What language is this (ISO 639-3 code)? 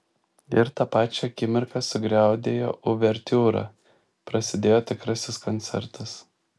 lit